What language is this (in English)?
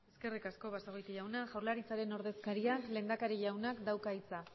Basque